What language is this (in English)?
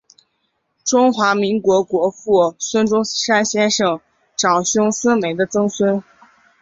Chinese